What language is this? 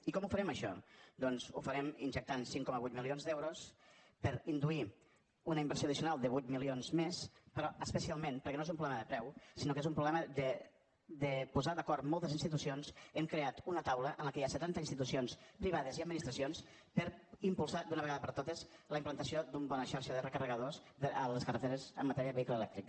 Catalan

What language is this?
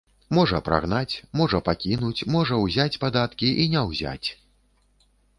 Belarusian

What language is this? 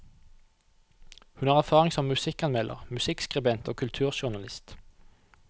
Norwegian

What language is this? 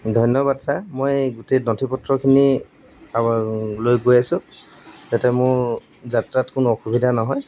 Assamese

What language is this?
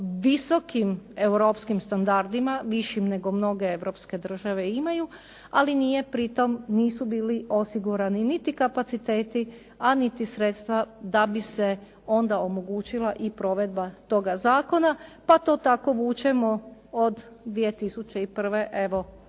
Croatian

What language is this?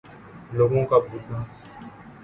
Urdu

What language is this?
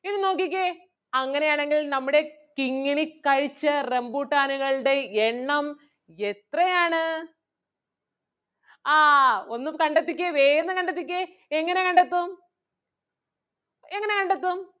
Malayalam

